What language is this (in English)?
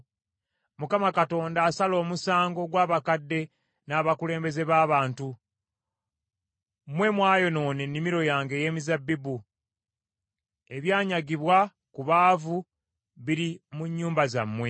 Ganda